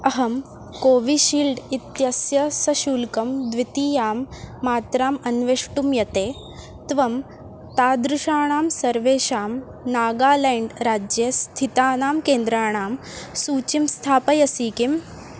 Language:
Sanskrit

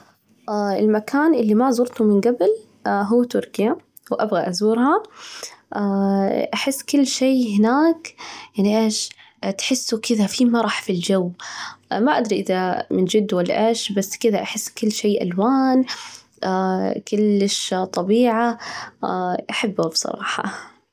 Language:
Najdi Arabic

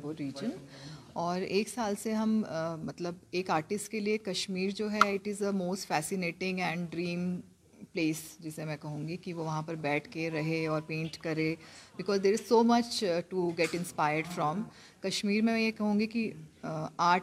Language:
Urdu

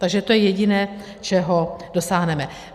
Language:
Czech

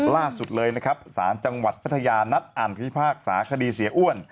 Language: Thai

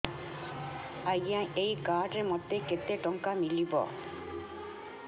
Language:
Odia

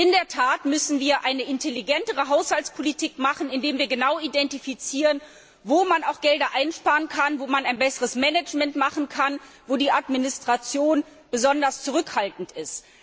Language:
German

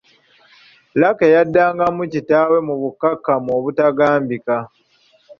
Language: Ganda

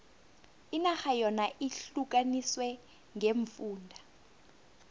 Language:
South Ndebele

